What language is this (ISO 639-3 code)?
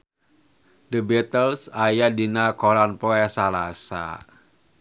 sun